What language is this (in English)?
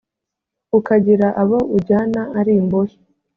Kinyarwanda